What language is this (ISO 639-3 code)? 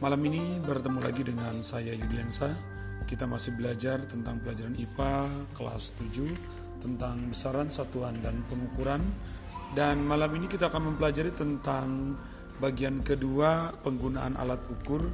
ind